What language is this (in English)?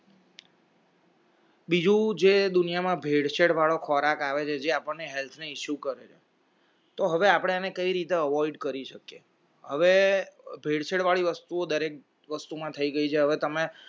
Gujarati